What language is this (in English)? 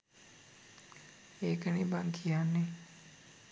Sinhala